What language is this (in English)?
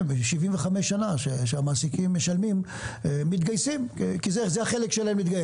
Hebrew